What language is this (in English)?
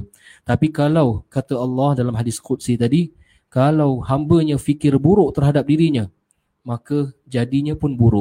Malay